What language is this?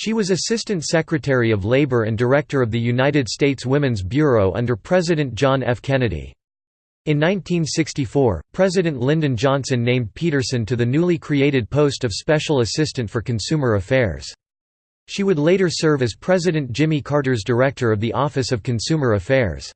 English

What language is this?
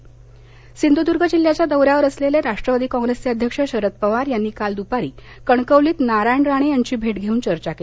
Marathi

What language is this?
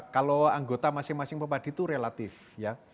Indonesian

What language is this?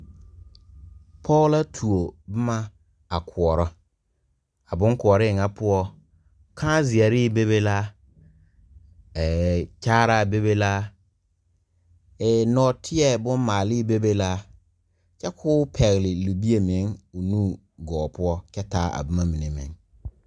Southern Dagaare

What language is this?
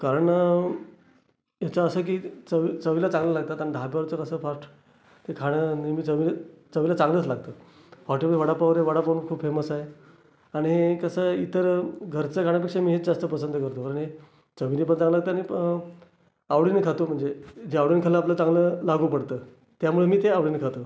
Marathi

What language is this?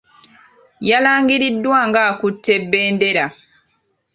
Ganda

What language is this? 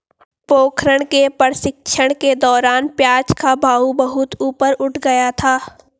Hindi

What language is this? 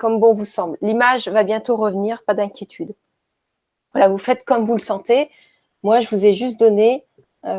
French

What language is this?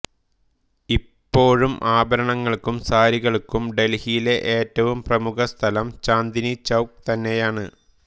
Malayalam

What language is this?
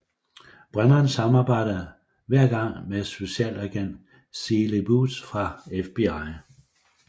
Danish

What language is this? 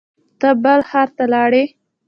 Pashto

